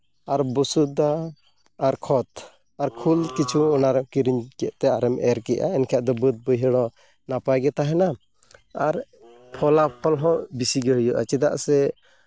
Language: Santali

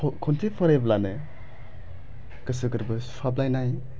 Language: Bodo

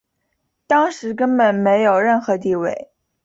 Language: Chinese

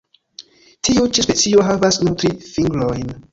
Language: Esperanto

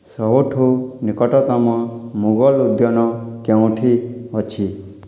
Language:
Odia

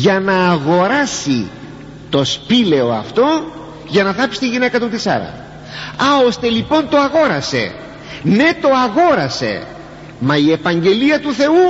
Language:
Greek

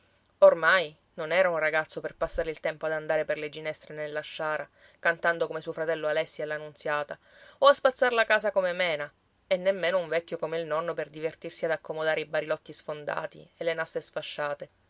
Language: Italian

